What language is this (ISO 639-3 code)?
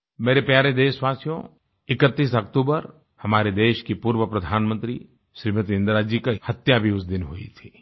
hin